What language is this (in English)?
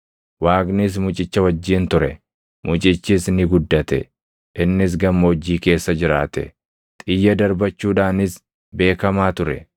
Oromo